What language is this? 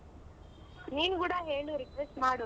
Kannada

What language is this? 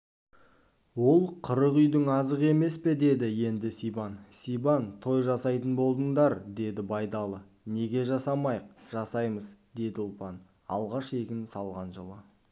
Kazakh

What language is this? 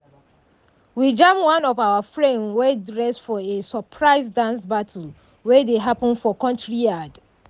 Nigerian Pidgin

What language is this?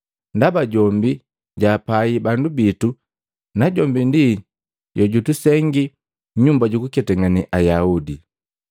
Matengo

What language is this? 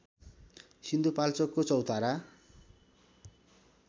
Nepali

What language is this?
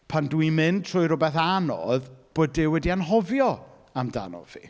Welsh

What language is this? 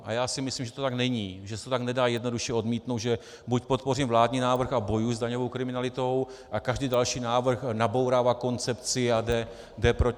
Czech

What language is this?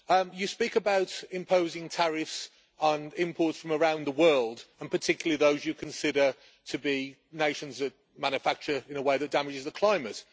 English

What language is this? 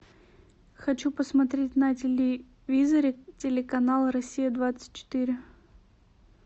Russian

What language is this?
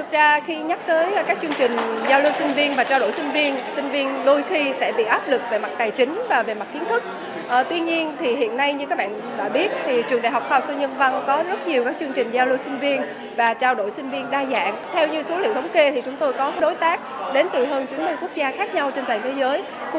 Vietnamese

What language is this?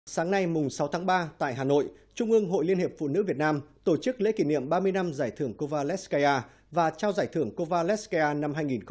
Vietnamese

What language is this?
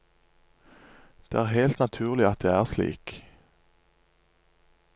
Norwegian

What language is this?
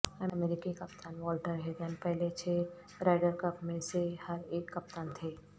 Urdu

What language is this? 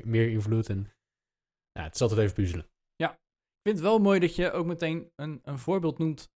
Dutch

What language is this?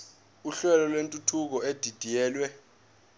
Zulu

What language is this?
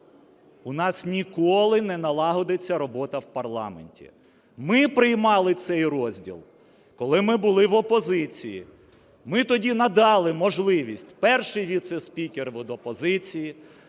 Ukrainian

